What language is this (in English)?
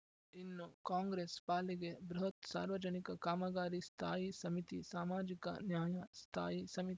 Kannada